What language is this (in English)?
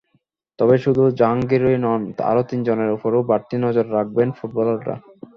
Bangla